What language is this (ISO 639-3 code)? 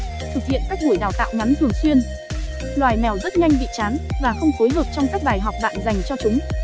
vie